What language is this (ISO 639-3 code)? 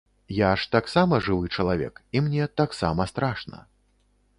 bel